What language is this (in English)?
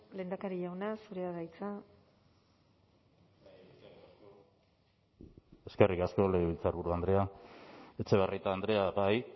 Basque